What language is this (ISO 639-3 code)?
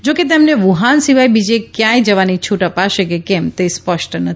guj